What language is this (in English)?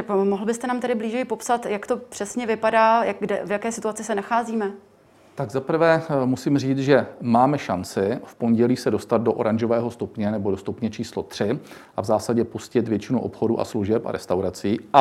Czech